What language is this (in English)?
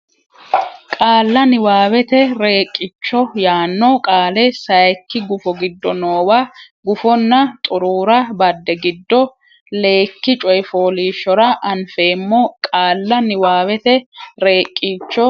Sidamo